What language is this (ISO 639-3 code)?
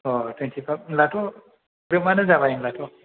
brx